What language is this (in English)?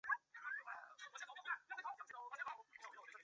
Chinese